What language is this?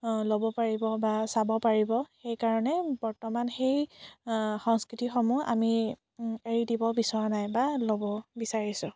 Assamese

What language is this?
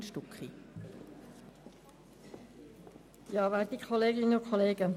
Swiss German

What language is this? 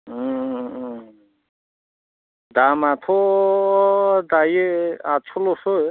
Bodo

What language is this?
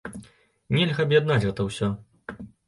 Belarusian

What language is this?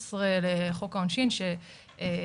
Hebrew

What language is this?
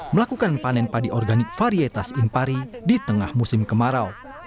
Indonesian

